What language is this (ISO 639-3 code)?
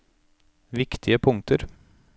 nor